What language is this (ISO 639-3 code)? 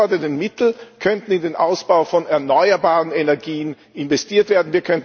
deu